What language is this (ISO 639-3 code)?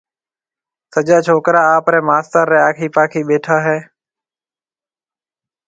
mve